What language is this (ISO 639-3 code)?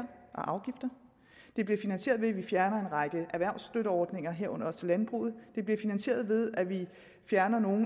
dan